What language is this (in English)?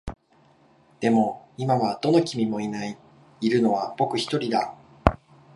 Japanese